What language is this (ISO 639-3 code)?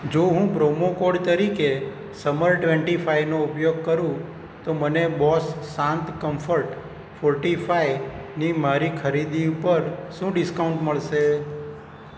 guj